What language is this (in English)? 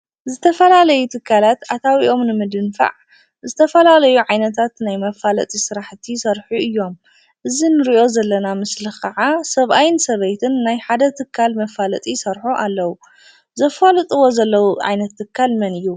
Tigrinya